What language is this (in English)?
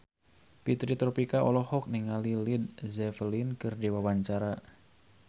Sundanese